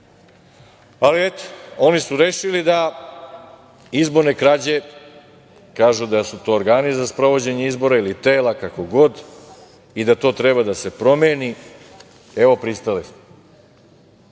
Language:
Serbian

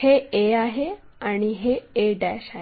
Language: Marathi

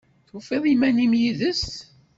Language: Kabyle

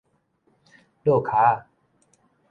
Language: Min Nan Chinese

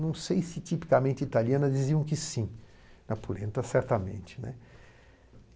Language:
Portuguese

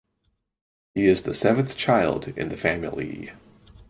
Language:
English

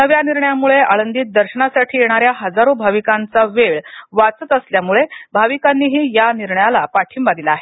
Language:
Marathi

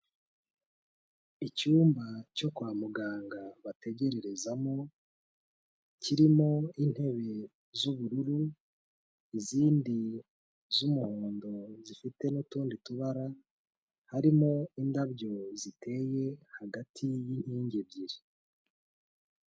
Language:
Kinyarwanda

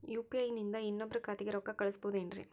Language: Kannada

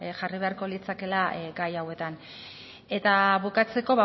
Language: Basque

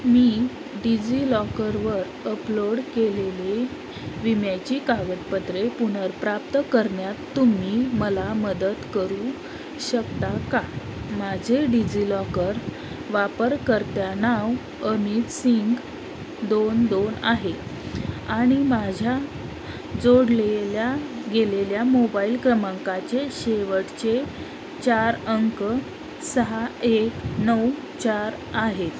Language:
Marathi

